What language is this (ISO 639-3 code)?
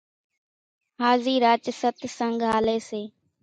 gjk